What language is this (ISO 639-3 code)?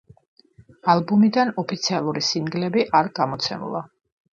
kat